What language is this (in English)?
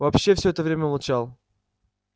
Russian